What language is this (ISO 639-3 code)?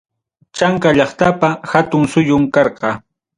quy